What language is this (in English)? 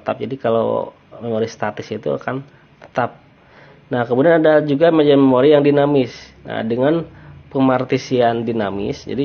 Indonesian